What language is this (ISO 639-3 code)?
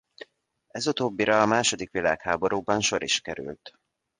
hun